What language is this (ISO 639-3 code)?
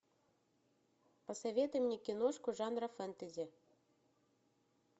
rus